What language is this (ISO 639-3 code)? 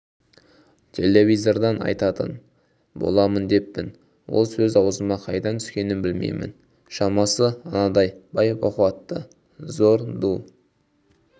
kaz